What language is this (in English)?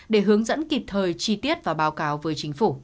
Vietnamese